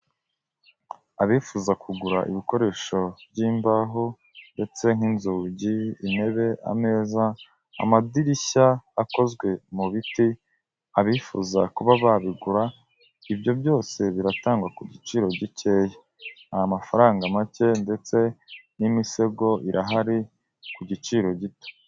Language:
Kinyarwanda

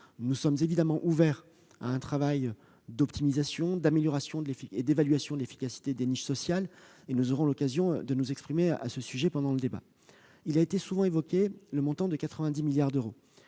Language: French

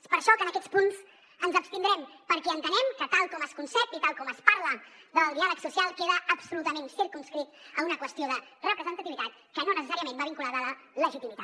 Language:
Catalan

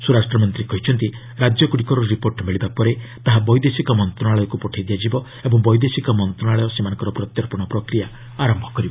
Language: Odia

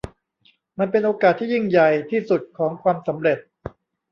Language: Thai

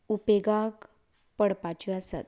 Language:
Konkani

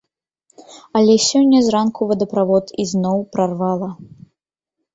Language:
Belarusian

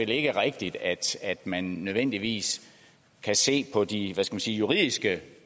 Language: Danish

